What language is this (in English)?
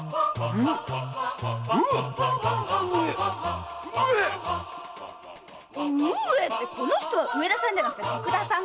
Japanese